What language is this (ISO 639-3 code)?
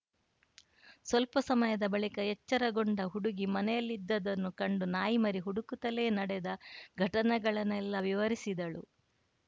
kan